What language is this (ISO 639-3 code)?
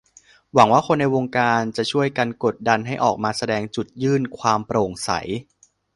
tha